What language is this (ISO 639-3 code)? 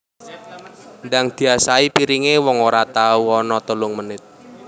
jav